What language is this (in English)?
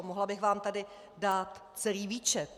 Czech